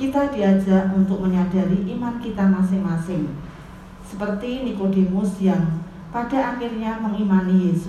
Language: Indonesian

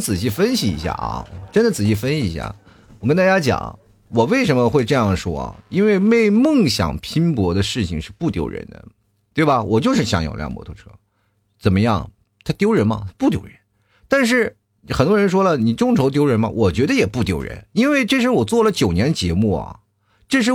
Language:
Chinese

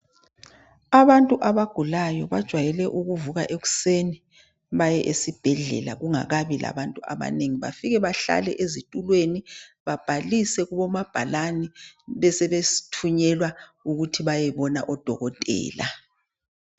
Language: North Ndebele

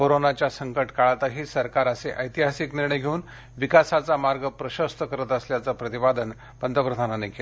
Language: Marathi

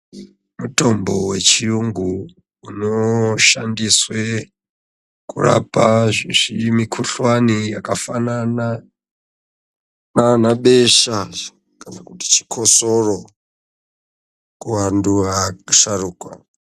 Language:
Ndau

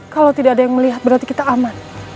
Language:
Indonesian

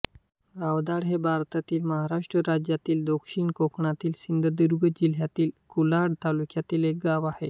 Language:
Marathi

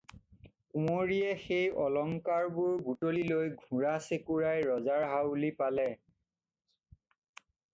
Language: Assamese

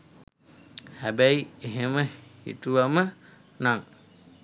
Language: Sinhala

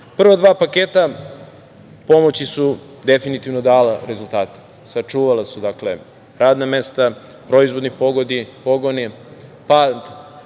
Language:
Serbian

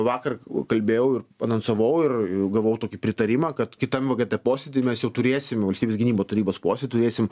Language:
Lithuanian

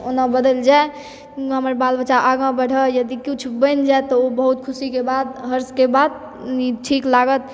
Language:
Maithili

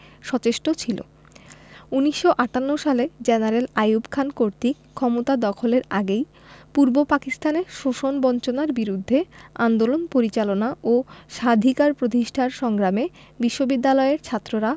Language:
Bangla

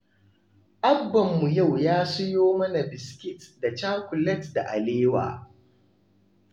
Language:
Hausa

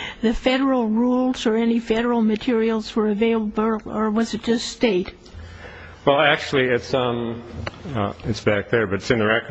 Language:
English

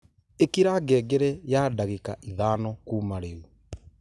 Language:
Kikuyu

